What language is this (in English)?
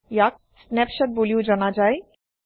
Assamese